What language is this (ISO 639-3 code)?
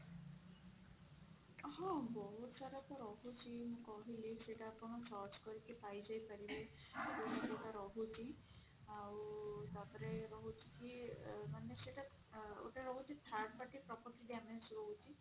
ori